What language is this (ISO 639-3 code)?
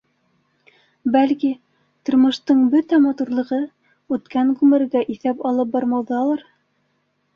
bak